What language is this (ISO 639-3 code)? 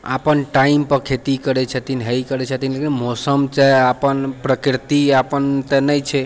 mai